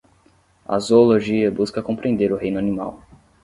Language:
Portuguese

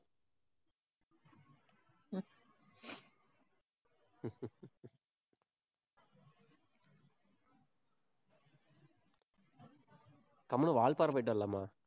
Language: Tamil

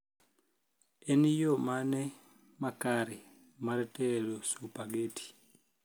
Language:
Luo (Kenya and Tanzania)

